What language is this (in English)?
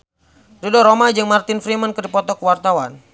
Sundanese